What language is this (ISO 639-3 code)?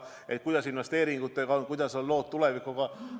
est